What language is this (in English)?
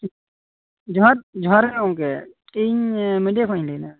Santali